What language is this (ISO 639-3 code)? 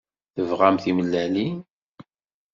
kab